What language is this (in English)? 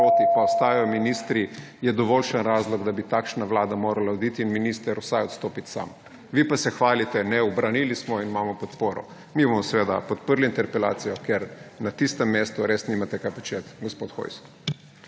Slovenian